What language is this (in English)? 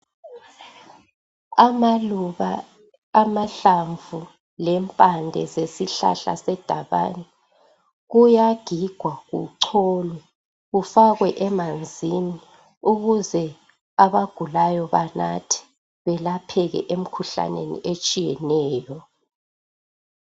North Ndebele